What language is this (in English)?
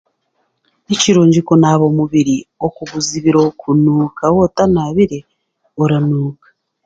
Chiga